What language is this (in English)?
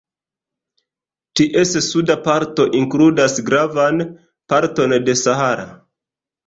Esperanto